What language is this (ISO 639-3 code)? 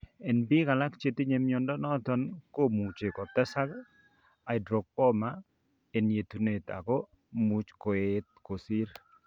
kln